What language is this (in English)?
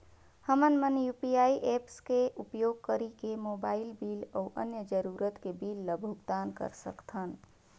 Chhattisgarhi